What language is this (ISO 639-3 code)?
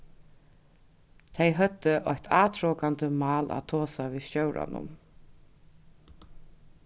fao